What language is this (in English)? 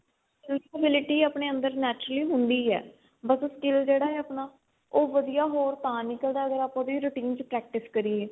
Punjabi